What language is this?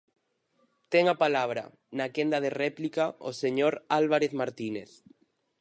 Galician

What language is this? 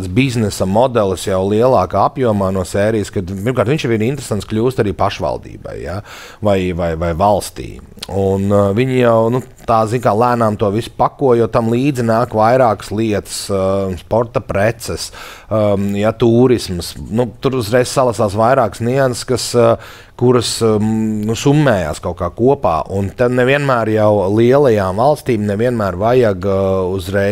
Latvian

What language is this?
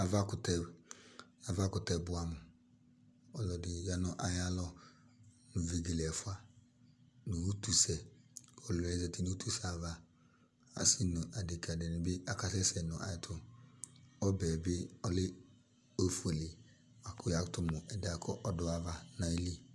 Ikposo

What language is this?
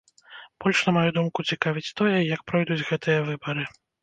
Belarusian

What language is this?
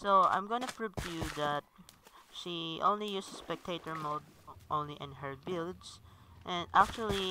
English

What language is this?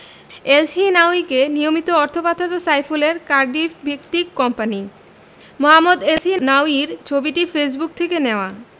Bangla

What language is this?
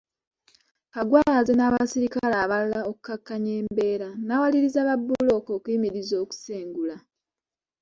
Ganda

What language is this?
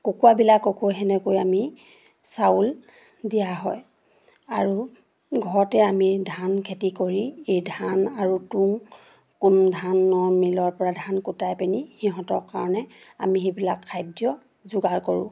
Assamese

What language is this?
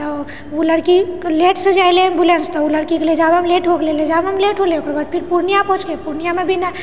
Maithili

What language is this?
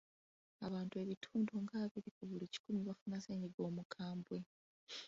Ganda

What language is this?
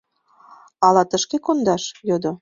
Mari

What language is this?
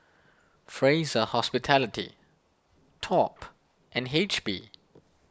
English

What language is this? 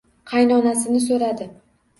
Uzbek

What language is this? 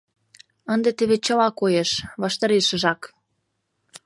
Mari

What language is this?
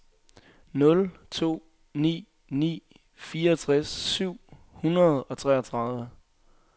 Danish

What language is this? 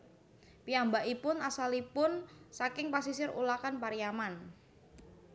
Javanese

